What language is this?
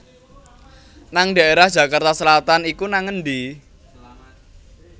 Javanese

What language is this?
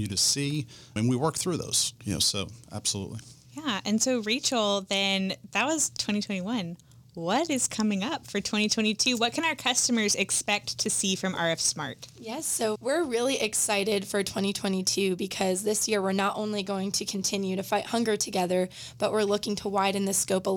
English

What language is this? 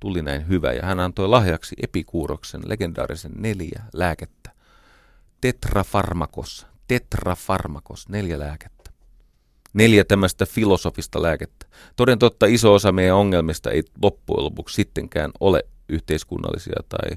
Finnish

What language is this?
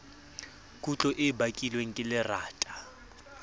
Southern Sotho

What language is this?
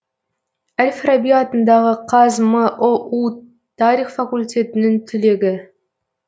Kazakh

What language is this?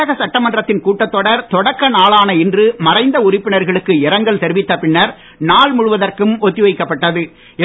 Tamil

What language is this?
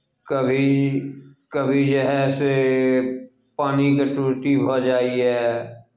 Maithili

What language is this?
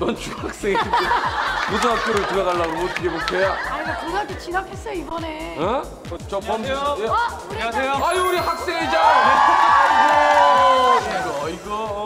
Korean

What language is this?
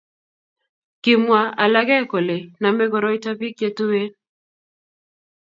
Kalenjin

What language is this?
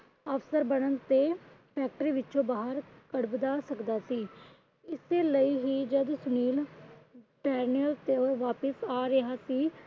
Punjabi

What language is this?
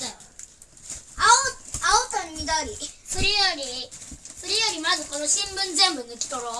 Japanese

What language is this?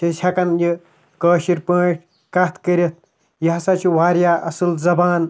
Kashmiri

